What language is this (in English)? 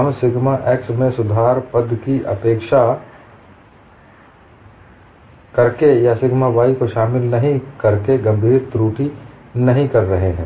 Hindi